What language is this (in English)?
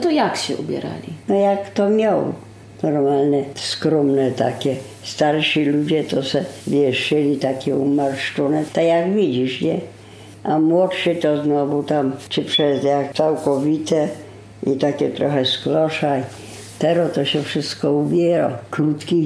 Polish